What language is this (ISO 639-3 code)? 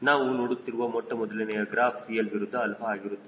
kan